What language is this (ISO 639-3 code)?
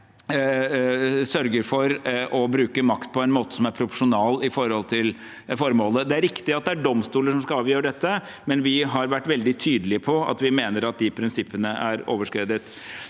nor